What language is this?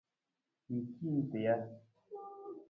Nawdm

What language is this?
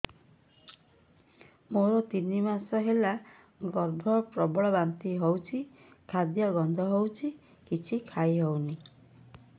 Odia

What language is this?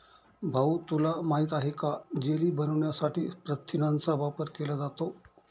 Marathi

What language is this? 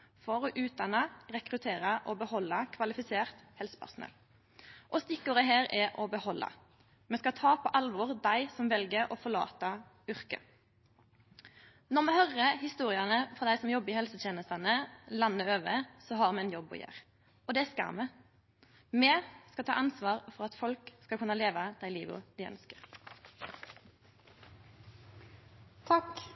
Norwegian Nynorsk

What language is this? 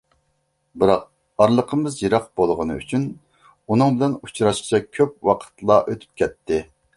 Uyghur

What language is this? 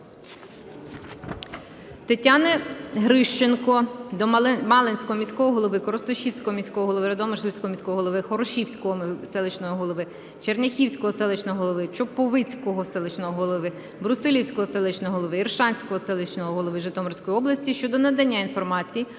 Ukrainian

